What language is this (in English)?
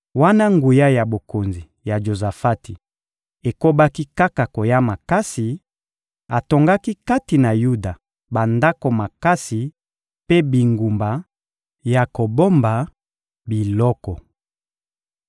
Lingala